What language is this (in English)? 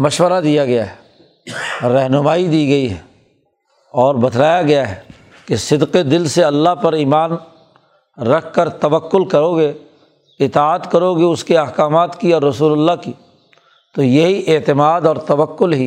Urdu